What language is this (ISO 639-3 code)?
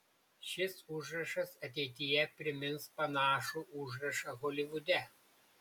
lit